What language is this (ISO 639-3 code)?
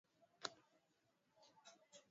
swa